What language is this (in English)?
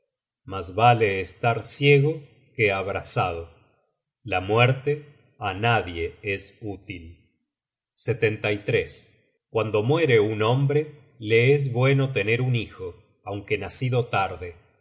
Spanish